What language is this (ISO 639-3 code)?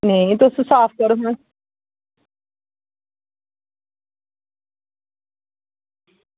doi